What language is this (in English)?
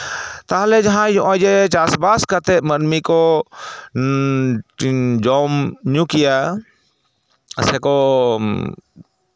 Santali